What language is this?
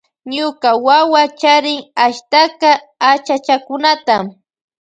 Loja Highland Quichua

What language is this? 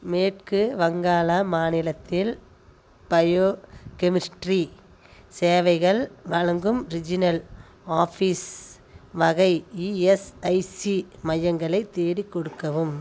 Tamil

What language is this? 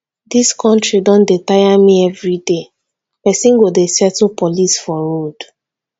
Nigerian Pidgin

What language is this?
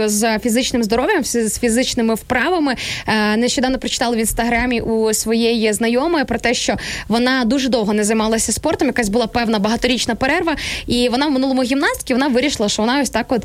Ukrainian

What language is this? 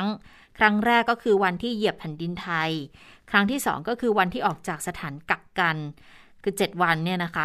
Thai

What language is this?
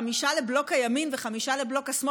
Hebrew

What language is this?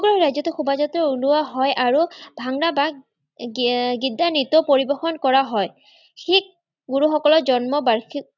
Assamese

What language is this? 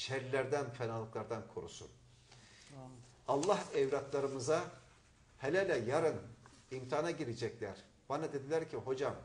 Turkish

